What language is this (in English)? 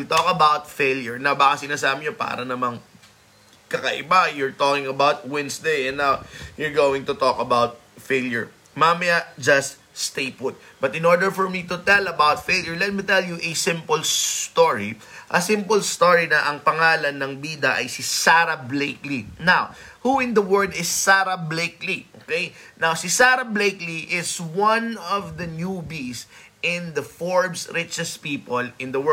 Filipino